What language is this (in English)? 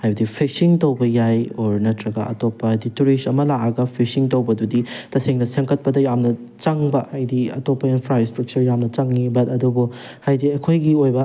Manipuri